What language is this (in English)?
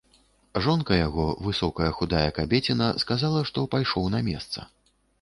Belarusian